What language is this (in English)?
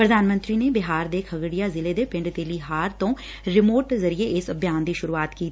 Punjabi